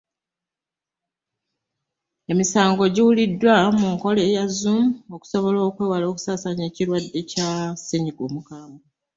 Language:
Ganda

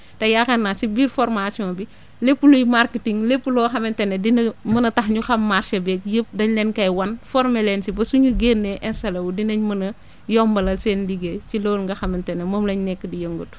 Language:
Wolof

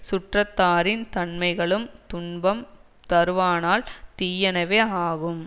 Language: Tamil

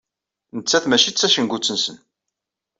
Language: Kabyle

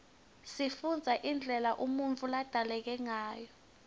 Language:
Swati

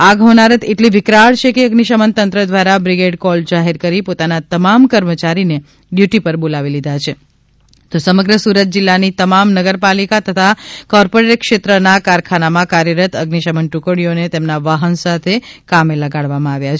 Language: Gujarati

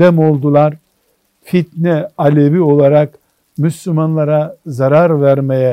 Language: Turkish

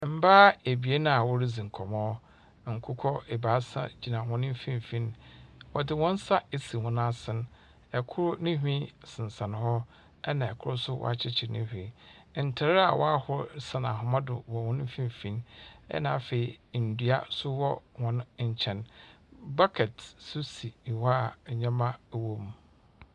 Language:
Akan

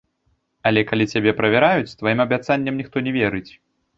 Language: Belarusian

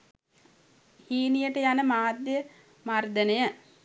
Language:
Sinhala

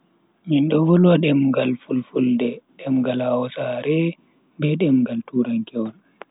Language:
Bagirmi Fulfulde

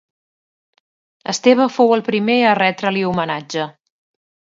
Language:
Catalan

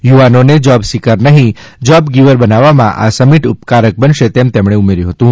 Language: Gujarati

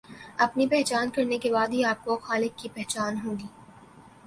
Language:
Urdu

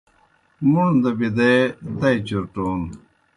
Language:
Kohistani Shina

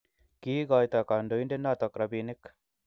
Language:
Kalenjin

